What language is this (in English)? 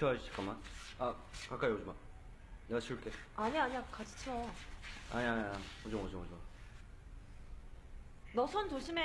Korean